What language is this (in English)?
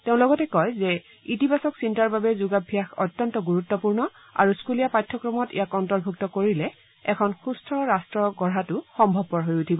Assamese